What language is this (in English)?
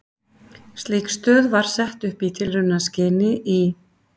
Icelandic